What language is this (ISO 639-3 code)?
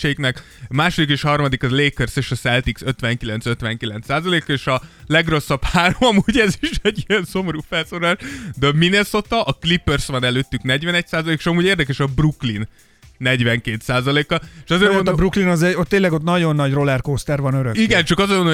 hun